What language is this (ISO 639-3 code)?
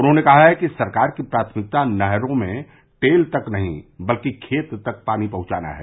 hin